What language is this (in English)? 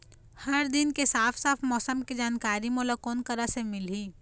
Chhattisgarhi